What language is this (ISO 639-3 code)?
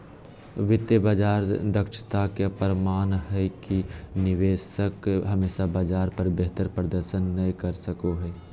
mag